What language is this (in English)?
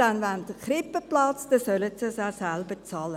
Swiss German